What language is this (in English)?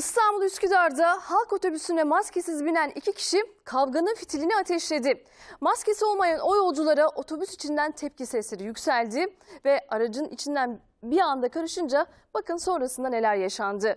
Turkish